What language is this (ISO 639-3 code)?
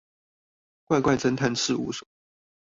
zho